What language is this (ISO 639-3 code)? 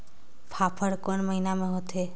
hne